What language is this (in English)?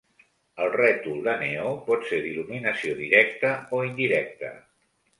Catalan